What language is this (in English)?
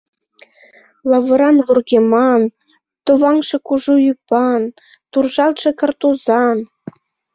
Mari